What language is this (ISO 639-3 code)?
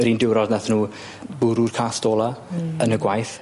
cym